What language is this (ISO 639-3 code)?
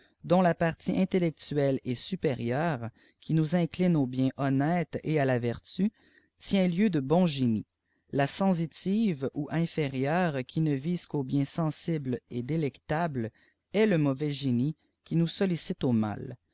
fra